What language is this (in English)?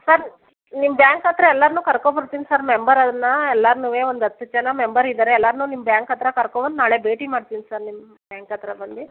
Kannada